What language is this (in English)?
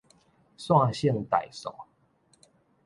Min Nan Chinese